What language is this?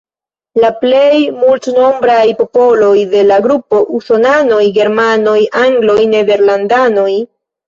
Esperanto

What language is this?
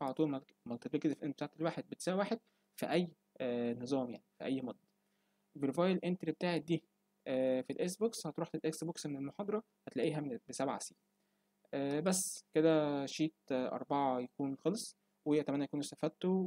Arabic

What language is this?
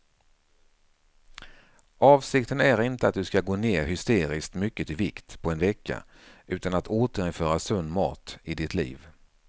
Swedish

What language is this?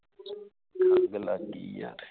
Punjabi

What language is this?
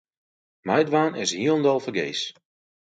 Western Frisian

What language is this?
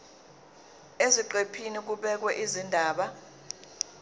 Zulu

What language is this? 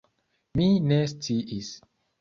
Esperanto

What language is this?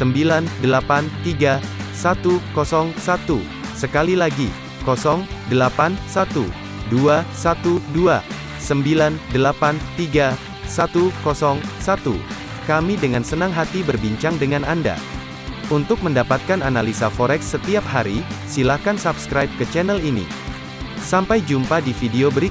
Indonesian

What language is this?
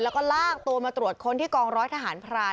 Thai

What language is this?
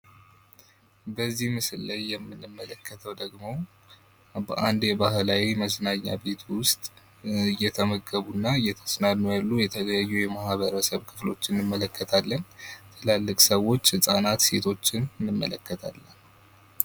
Amharic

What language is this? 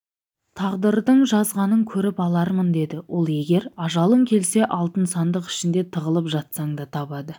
Kazakh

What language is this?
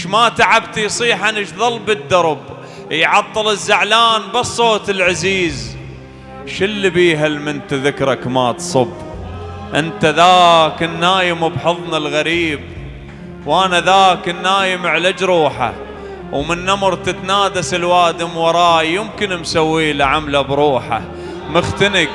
Arabic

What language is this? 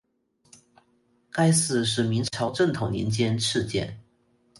Chinese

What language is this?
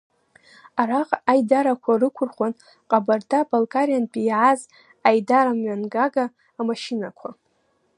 Abkhazian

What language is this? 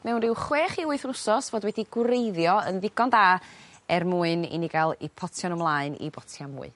Welsh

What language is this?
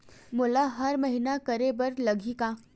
Chhattisgarhi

